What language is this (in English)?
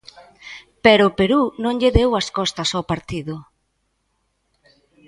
Galician